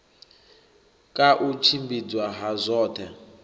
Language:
Venda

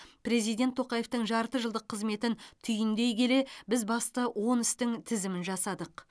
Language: Kazakh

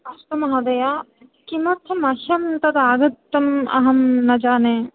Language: Sanskrit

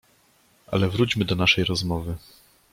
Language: Polish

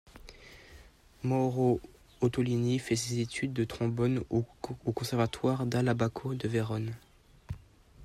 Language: French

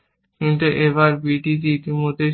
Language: Bangla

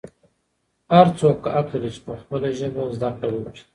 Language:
Pashto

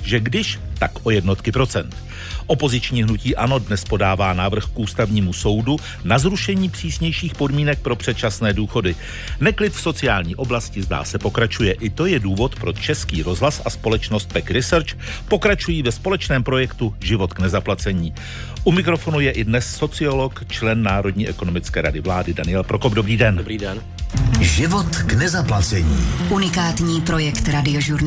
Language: Czech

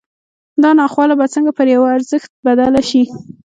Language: Pashto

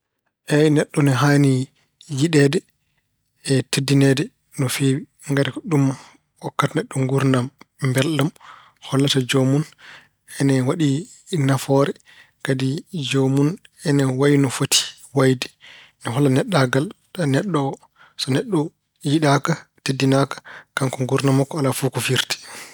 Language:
Fula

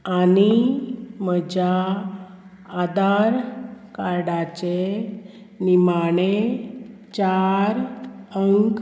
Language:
Konkani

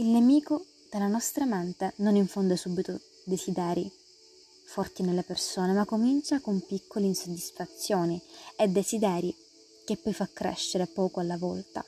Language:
Italian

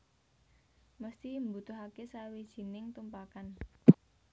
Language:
Javanese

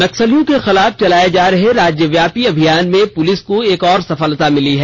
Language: Hindi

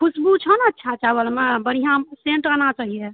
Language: Maithili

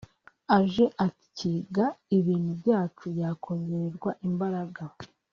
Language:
Kinyarwanda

